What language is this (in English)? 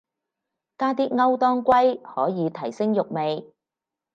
Cantonese